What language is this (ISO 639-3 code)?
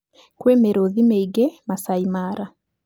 kik